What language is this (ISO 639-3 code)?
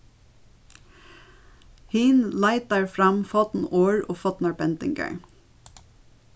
fao